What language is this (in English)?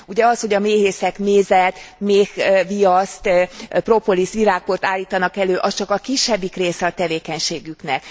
Hungarian